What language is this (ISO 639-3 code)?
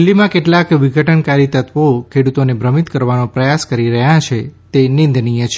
guj